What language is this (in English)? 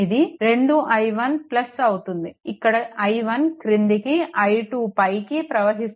Telugu